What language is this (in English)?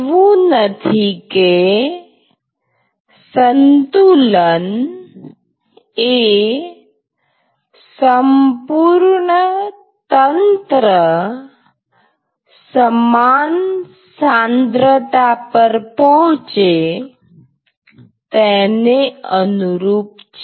Gujarati